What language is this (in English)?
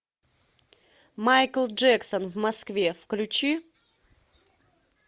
Russian